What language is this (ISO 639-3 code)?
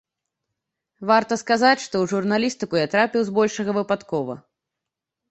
bel